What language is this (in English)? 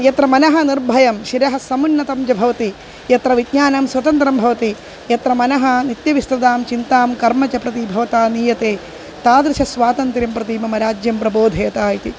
Sanskrit